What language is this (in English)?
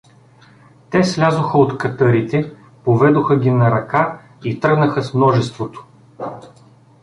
Bulgarian